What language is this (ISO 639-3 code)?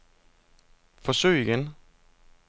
dan